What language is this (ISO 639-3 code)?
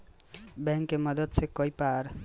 bho